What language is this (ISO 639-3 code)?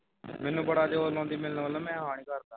pan